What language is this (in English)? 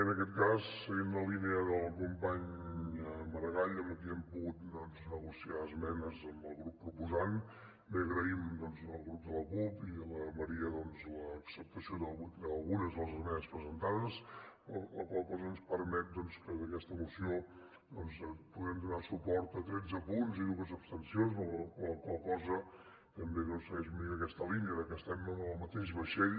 Catalan